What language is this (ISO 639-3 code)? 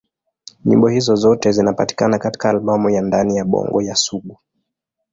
swa